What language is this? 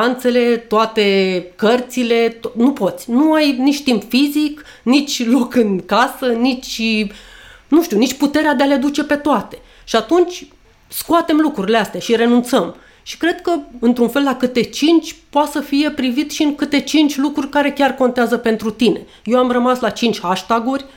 Romanian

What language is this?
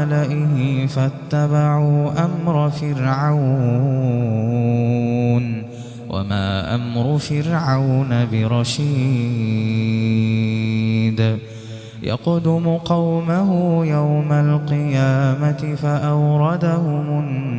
Arabic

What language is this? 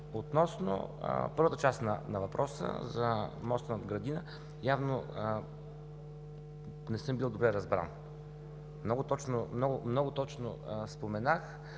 Bulgarian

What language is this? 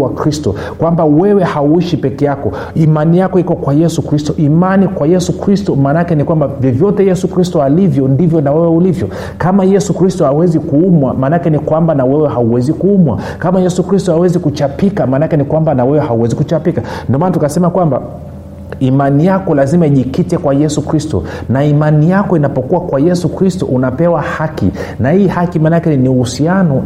Swahili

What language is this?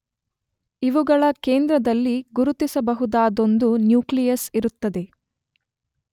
Kannada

